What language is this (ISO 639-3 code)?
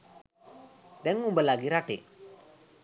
sin